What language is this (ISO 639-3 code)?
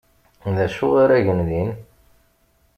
kab